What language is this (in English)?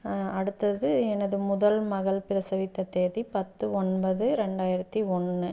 Tamil